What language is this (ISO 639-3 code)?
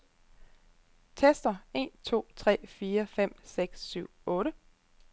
dan